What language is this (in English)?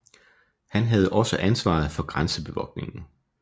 Danish